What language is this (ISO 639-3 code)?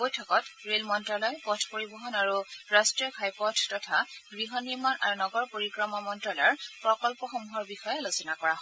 asm